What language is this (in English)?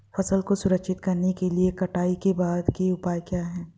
Hindi